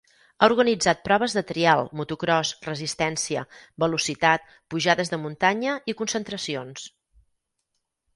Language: Catalan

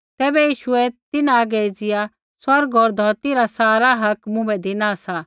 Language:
Kullu Pahari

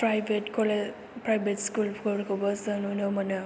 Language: Bodo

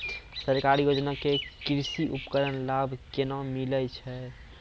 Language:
Maithili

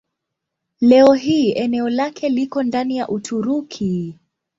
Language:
Swahili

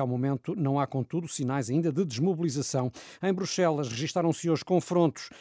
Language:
Portuguese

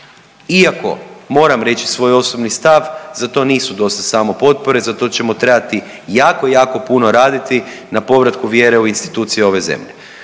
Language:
Croatian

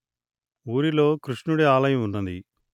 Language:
Telugu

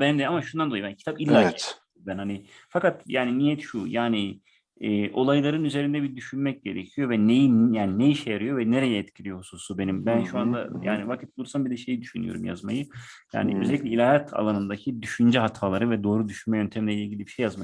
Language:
Turkish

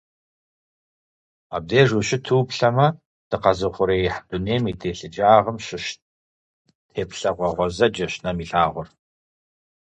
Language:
Kabardian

